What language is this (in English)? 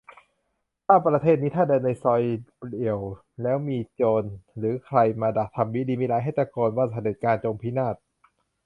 Thai